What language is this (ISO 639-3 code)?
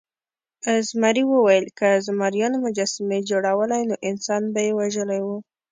pus